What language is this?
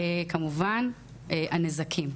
Hebrew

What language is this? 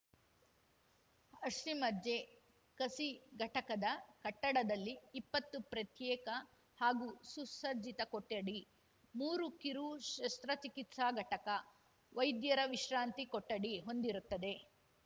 Kannada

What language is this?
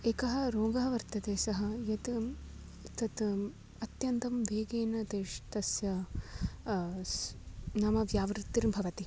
Sanskrit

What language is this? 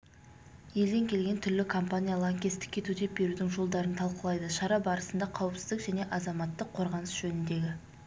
Kazakh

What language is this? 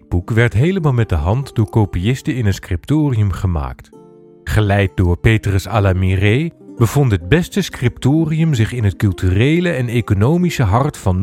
Dutch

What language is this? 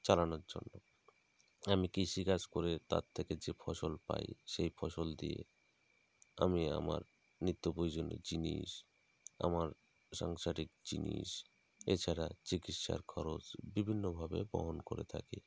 Bangla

